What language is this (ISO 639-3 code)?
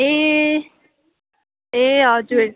nep